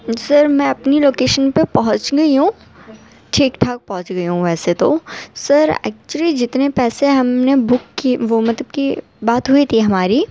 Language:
Urdu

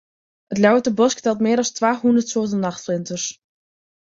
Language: Western Frisian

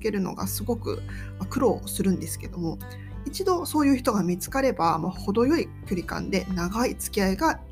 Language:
Japanese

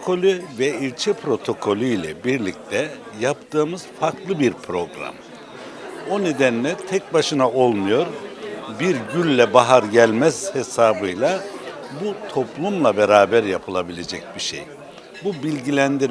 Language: Turkish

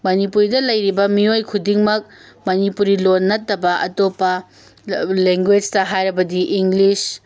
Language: Manipuri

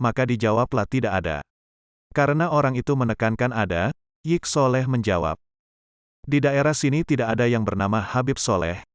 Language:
Indonesian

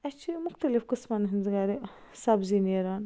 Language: Kashmiri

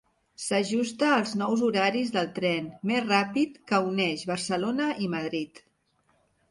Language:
Catalan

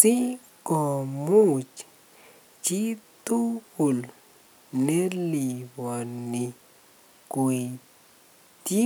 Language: Kalenjin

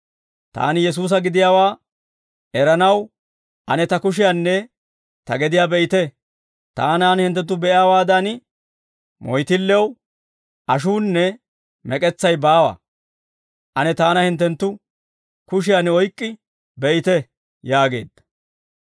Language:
Dawro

